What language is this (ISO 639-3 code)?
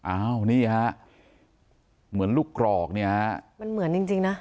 tha